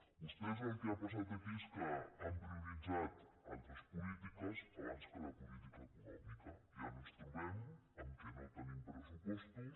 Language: Catalan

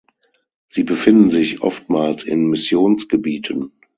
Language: German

